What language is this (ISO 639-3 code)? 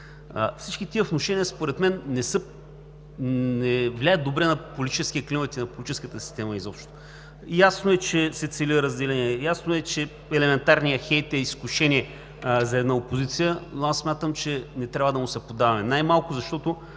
bul